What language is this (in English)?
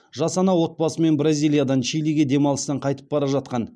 Kazakh